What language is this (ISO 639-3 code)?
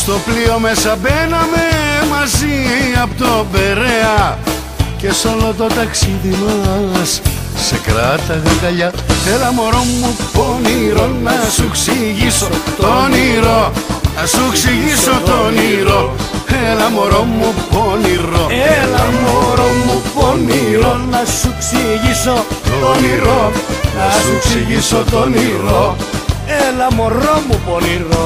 ell